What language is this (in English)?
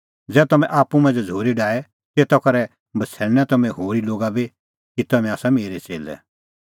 Kullu Pahari